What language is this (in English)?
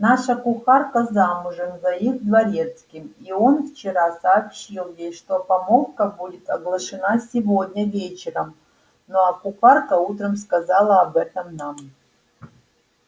Russian